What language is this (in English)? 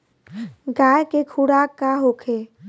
Bhojpuri